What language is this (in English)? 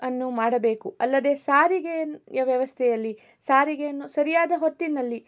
Kannada